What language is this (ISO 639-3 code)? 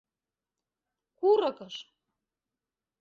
chm